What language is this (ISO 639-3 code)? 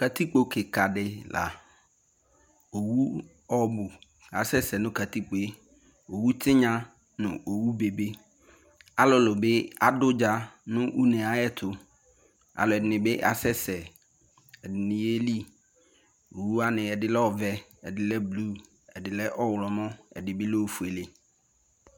kpo